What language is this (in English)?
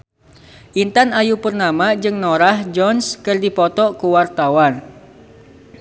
Sundanese